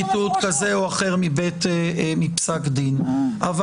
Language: Hebrew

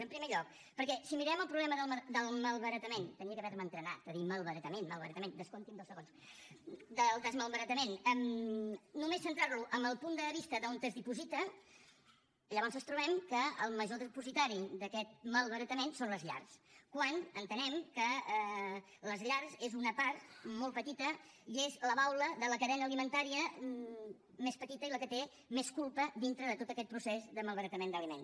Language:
Catalan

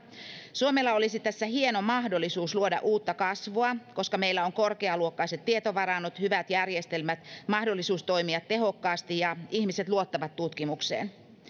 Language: Finnish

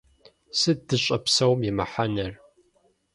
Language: Kabardian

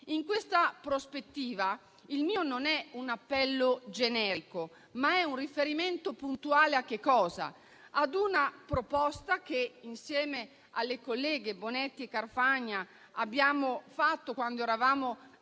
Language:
Italian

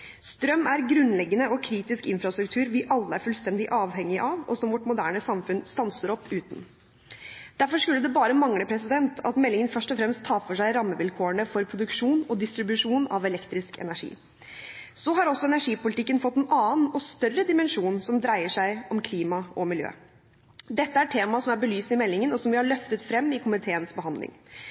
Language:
Norwegian Bokmål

